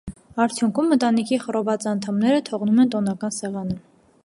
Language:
Armenian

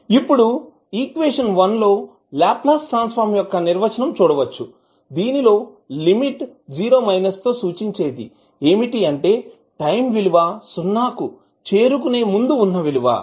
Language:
Telugu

